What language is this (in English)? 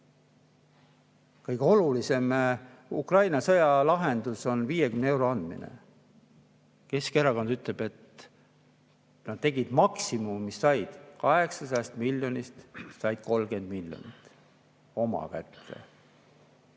Estonian